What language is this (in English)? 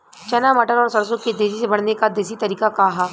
Bhojpuri